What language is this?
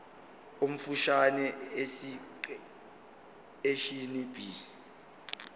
Zulu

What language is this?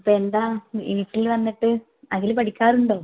Malayalam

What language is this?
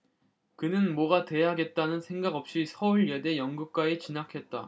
Korean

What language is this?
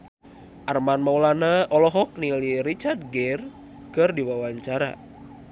Sundanese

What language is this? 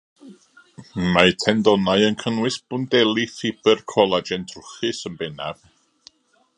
Welsh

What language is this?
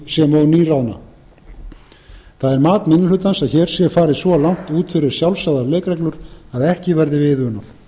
Icelandic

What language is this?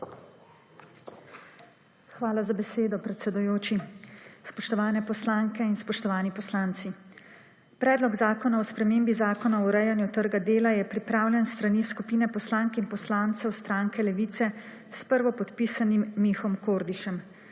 Slovenian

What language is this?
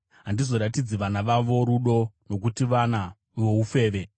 Shona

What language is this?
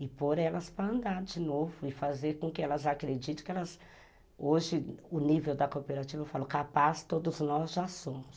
Portuguese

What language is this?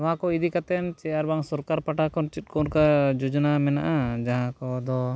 Santali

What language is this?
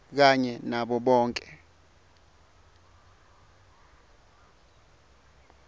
Swati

